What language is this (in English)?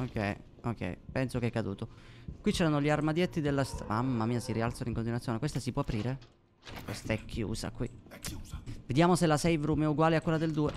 Italian